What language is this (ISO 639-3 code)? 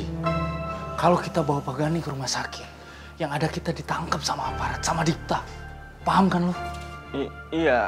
ind